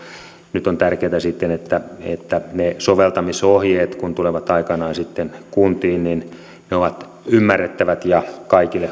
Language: Finnish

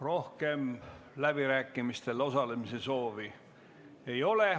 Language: Estonian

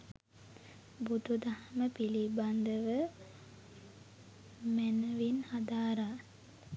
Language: Sinhala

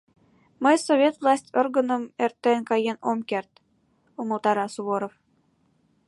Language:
Mari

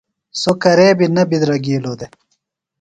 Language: Phalura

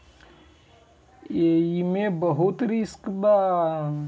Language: Bhojpuri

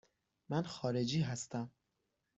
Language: Persian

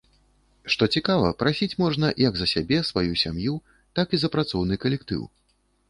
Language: Belarusian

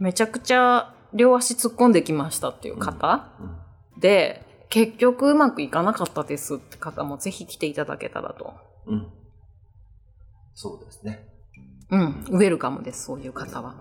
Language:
Japanese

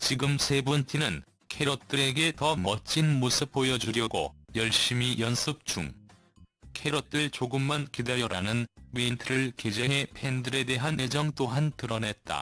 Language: Korean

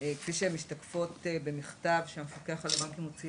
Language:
Hebrew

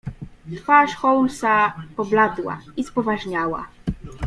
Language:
Polish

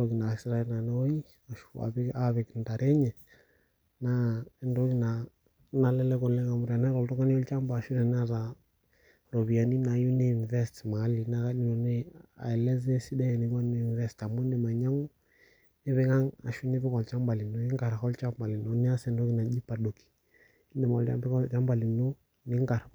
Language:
Masai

